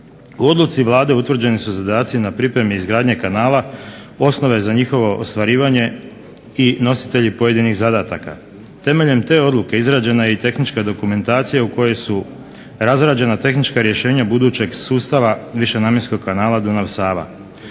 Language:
Croatian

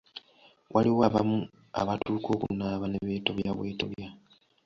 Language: Ganda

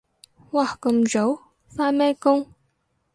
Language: Cantonese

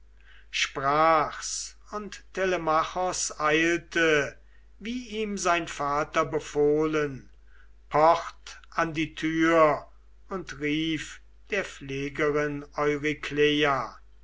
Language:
German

